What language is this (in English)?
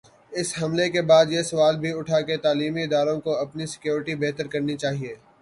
Urdu